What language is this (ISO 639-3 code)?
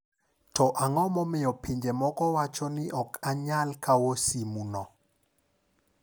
luo